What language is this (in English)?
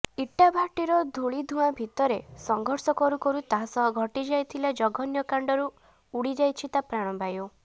Odia